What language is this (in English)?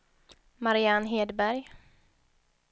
Swedish